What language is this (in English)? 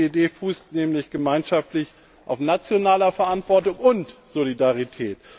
German